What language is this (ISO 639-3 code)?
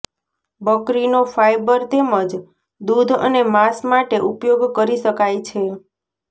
guj